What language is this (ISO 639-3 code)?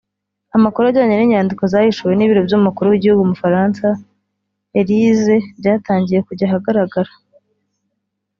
kin